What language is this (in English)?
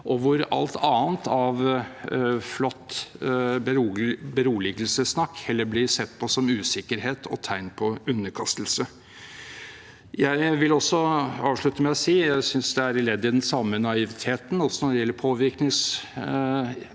Norwegian